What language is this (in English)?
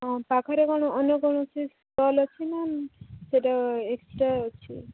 Odia